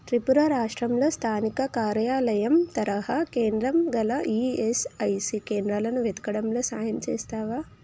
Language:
Telugu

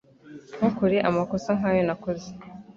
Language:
Kinyarwanda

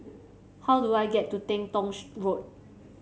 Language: English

